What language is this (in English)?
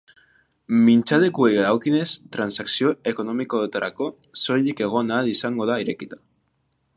Basque